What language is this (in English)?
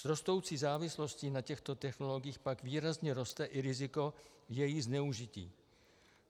Czech